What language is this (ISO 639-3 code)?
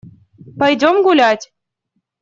rus